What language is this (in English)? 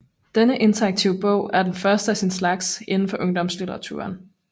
Danish